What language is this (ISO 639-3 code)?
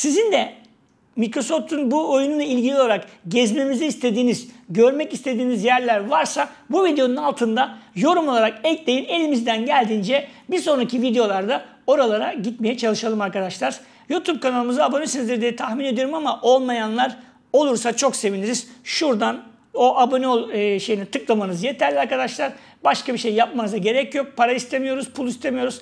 tur